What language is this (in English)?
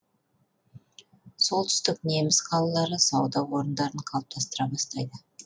Kazakh